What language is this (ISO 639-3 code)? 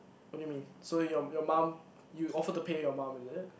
eng